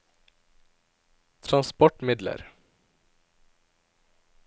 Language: Norwegian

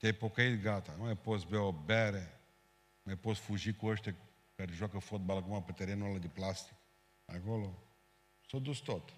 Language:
Romanian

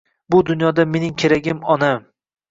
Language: Uzbek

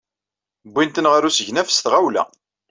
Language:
Kabyle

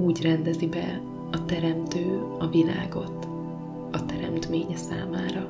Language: Hungarian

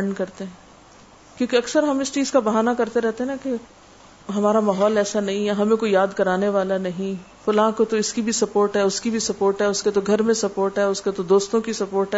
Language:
Urdu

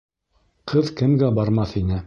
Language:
Bashkir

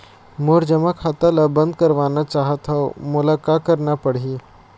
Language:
Chhattisgarhi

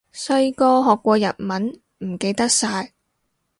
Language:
Cantonese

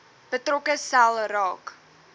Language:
Afrikaans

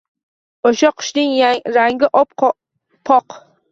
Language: Uzbek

